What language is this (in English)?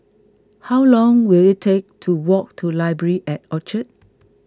English